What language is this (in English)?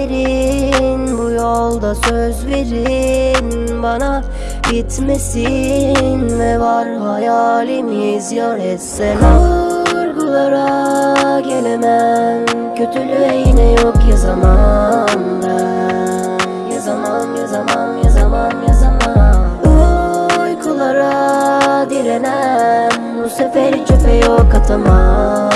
Turkish